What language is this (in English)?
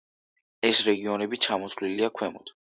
Georgian